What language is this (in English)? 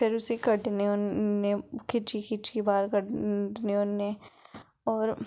Dogri